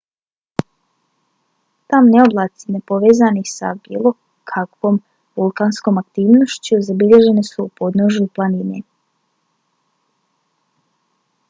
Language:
Bosnian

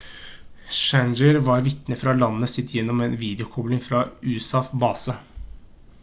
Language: Norwegian Bokmål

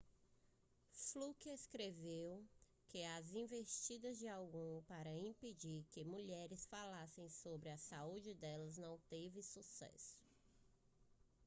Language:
Portuguese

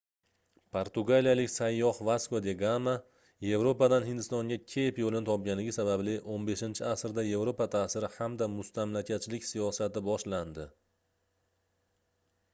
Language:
Uzbek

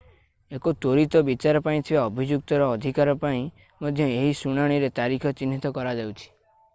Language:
Odia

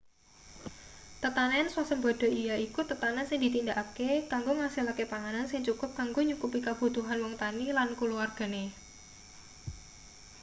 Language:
Javanese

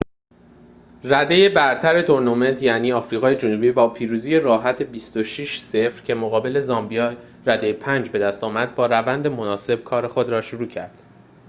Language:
Persian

